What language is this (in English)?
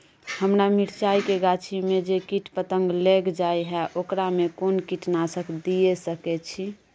Maithili